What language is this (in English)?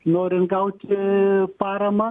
Lithuanian